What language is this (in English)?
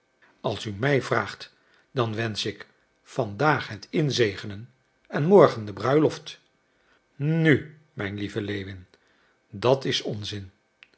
Dutch